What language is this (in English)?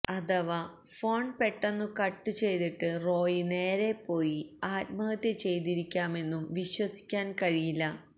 Malayalam